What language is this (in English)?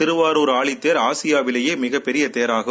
Tamil